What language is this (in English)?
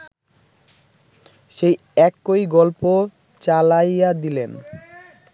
Bangla